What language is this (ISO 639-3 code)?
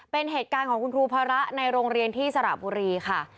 tha